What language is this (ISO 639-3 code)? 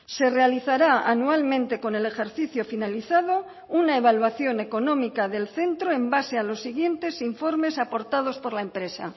spa